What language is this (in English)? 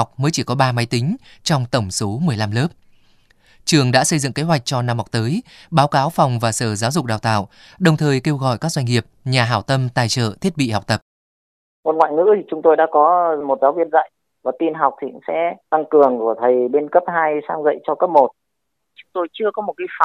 Vietnamese